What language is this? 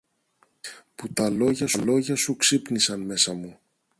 Greek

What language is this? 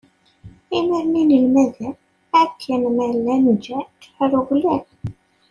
Kabyle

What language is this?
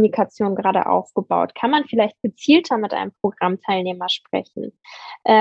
German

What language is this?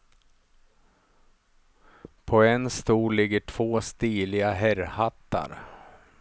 Swedish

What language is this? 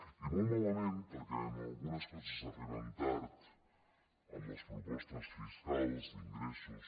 Catalan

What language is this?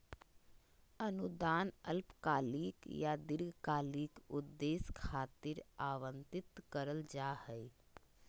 Magahi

